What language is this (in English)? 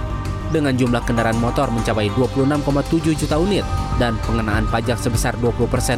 Indonesian